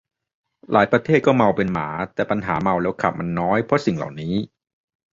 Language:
Thai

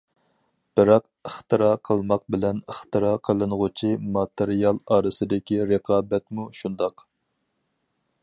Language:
Uyghur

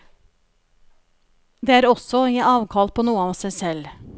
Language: Norwegian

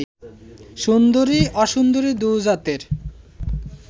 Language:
Bangla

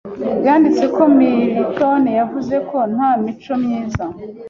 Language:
Kinyarwanda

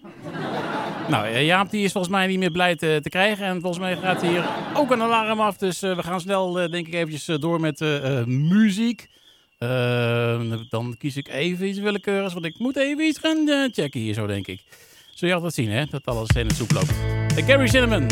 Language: Dutch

